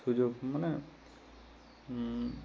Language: Odia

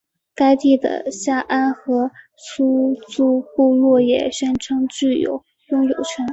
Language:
Chinese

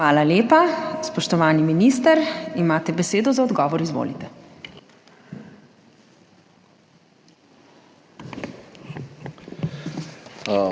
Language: Slovenian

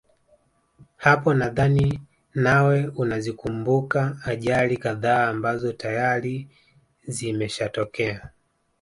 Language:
Swahili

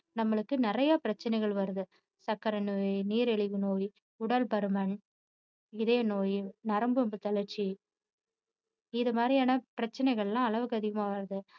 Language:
Tamil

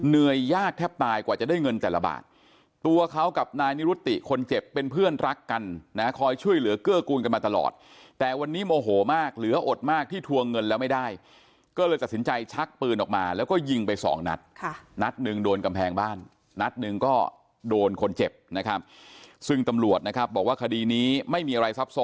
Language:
Thai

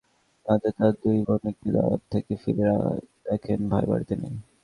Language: Bangla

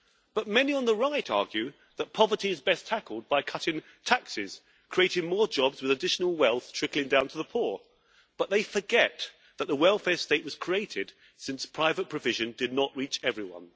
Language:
English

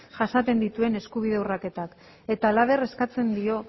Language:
Basque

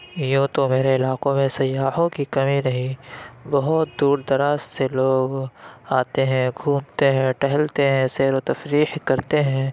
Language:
Urdu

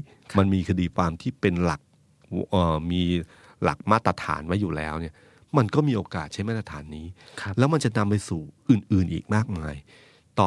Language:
Thai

